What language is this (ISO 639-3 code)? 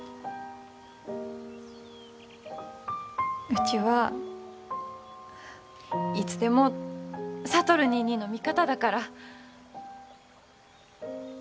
jpn